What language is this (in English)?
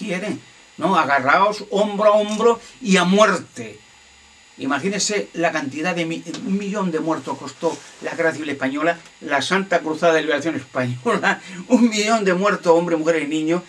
Spanish